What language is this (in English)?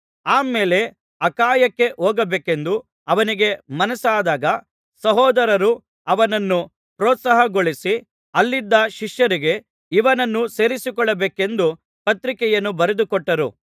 Kannada